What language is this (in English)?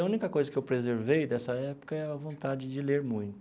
Portuguese